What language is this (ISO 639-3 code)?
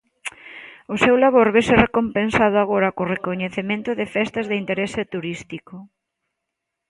glg